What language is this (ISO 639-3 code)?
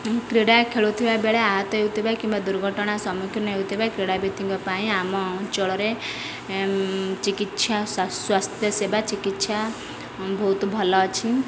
ori